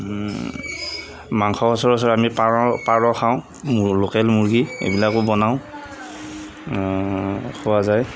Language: Assamese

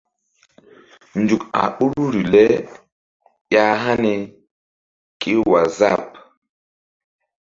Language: Mbum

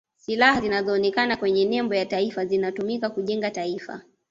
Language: Swahili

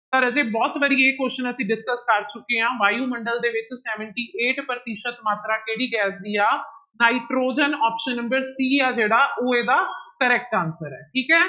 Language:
Punjabi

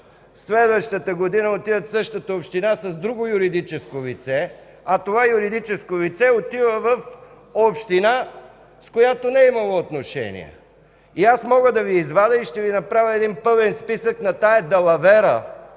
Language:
Bulgarian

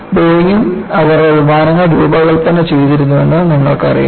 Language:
Malayalam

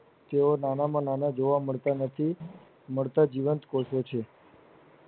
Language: Gujarati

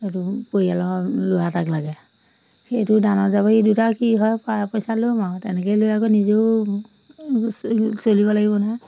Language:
Assamese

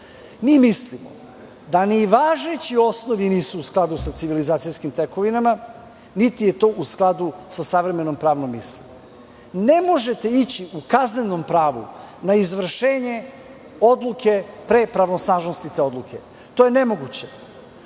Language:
Serbian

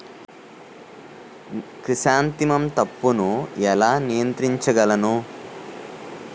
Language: Telugu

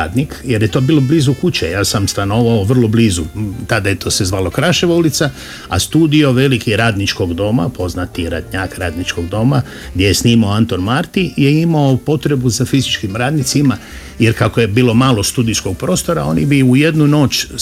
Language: Croatian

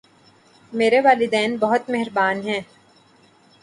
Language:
Urdu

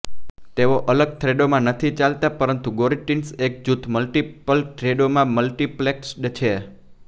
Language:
Gujarati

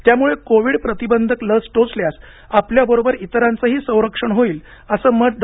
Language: Marathi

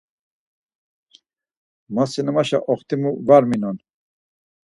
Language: Laz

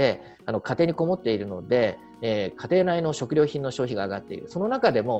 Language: Japanese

